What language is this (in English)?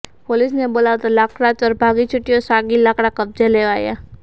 Gujarati